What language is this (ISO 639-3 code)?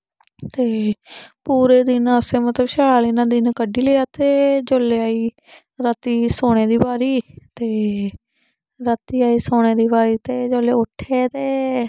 doi